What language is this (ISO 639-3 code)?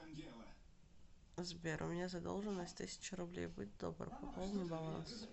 rus